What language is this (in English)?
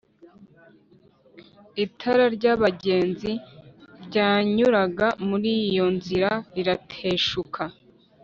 Kinyarwanda